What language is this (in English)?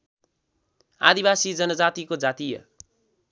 Nepali